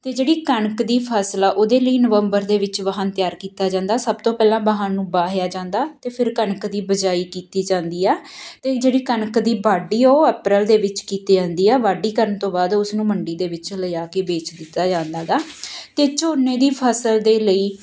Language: Punjabi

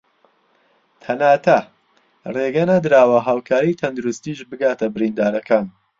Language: Central Kurdish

